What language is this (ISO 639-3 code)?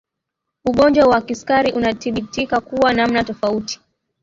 swa